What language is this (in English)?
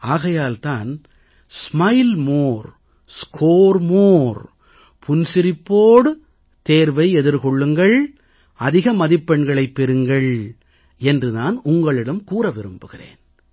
Tamil